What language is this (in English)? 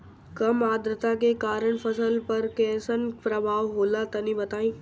Bhojpuri